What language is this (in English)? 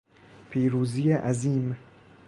Persian